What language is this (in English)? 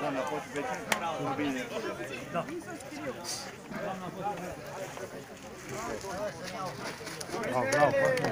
Romanian